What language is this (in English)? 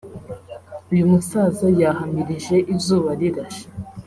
Kinyarwanda